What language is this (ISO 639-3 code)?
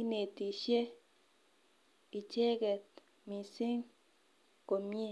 kln